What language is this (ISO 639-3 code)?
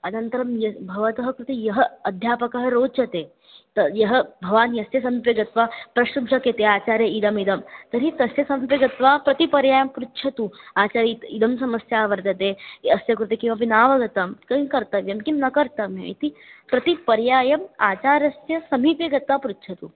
san